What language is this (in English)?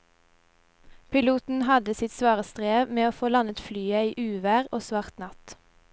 Norwegian